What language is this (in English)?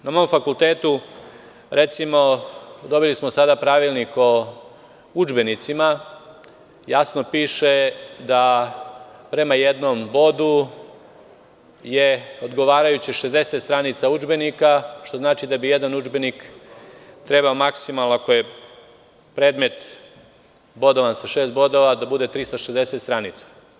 Serbian